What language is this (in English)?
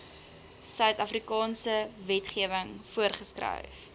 Afrikaans